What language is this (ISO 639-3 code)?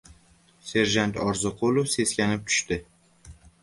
uzb